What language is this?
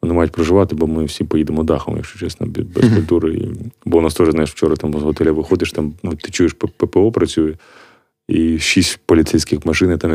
Ukrainian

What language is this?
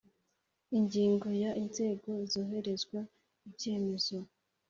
Kinyarwanda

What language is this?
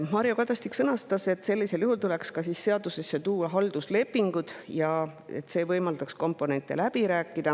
Estonian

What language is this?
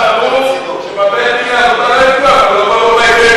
Hebrew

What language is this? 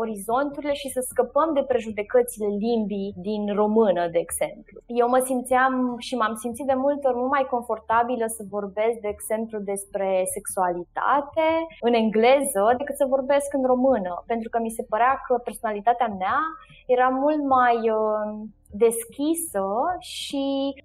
Romanian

